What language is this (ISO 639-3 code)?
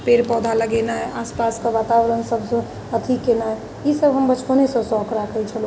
mai